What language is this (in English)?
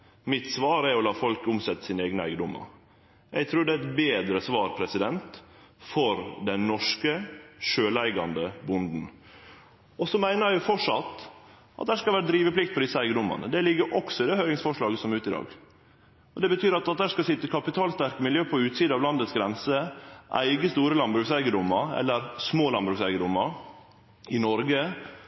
Norwegian Nynorsk